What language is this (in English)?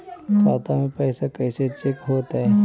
Magahi